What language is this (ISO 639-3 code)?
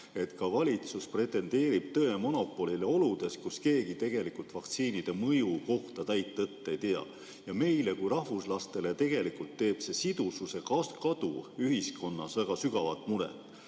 est